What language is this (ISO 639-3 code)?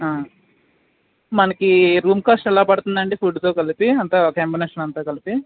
tel